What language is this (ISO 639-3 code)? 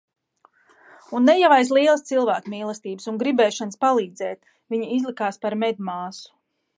lav